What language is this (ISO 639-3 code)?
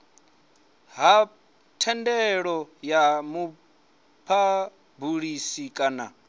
ven